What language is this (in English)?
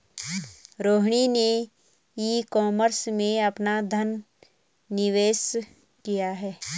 Hindi